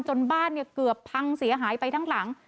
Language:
Thai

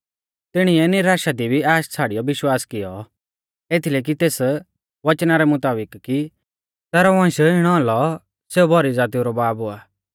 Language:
Mahasu Pahari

